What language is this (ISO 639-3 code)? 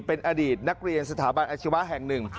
tha